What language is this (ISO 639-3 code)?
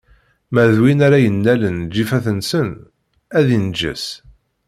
kab